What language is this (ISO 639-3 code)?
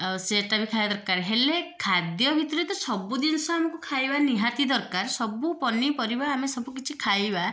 ori